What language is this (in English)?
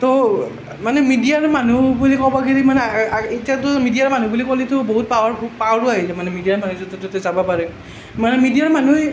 Assamese